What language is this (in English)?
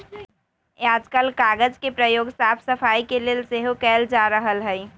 Magahi